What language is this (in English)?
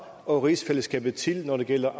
Danish